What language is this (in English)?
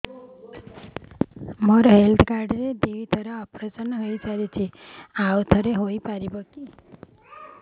Odia